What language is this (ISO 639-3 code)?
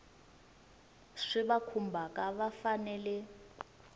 tso